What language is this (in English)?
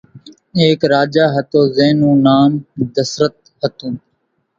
Kachi Koli